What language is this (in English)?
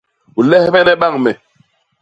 Basaa